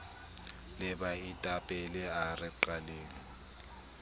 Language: Southern Sotho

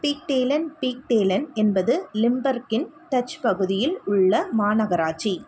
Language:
Tamil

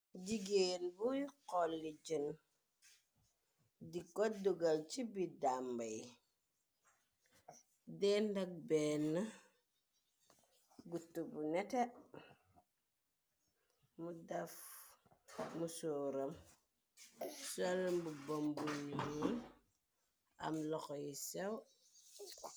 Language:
Wolof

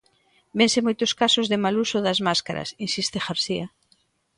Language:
Galician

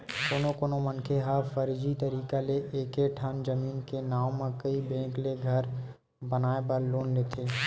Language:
Chhattisgarhi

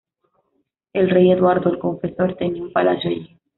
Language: Spanish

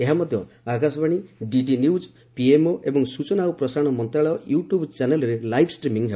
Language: Odia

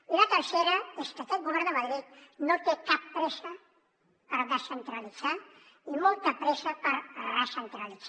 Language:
Catalan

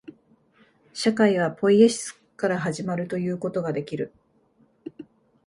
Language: Japanese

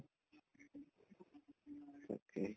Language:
Assamese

